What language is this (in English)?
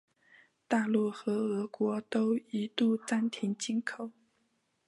Chinese